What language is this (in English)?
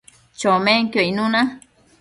Matsés